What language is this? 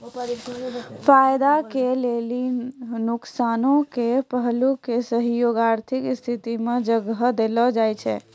Maithili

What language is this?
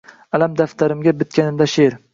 Uzbek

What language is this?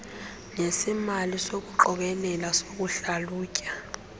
Xhosa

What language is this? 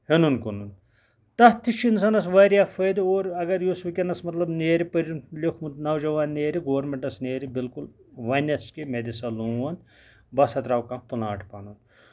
Kashmiri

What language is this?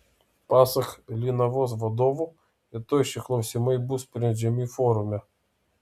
Lithuanian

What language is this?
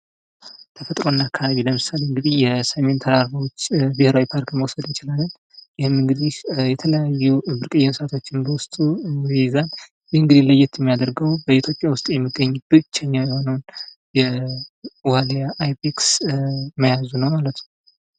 Amharic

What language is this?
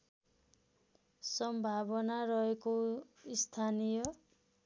Nepali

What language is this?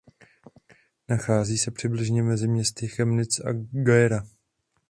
Czech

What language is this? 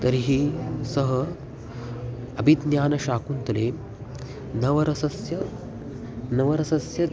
Sanskrit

